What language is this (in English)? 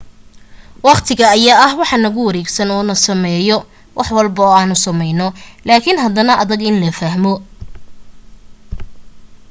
Somali